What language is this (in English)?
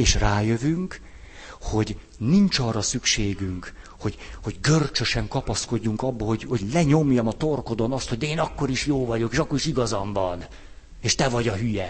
Hungarian